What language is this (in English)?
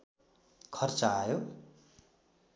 Nepali